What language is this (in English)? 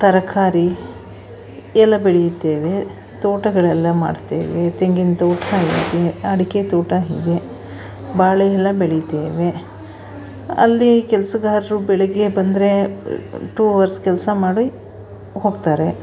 Kannada